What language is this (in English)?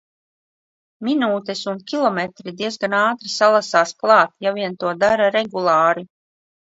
Latvian